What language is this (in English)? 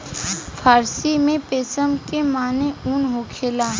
Bhojpuri